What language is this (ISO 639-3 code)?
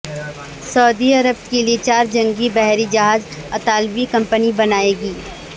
urd